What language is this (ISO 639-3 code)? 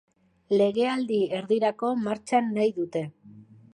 eus